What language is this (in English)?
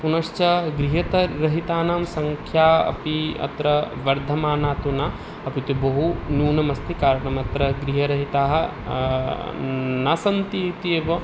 Sanskrit